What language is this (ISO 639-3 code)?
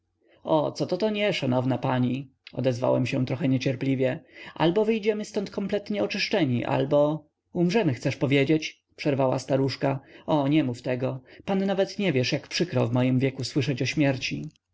pol